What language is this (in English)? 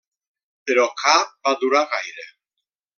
Catalan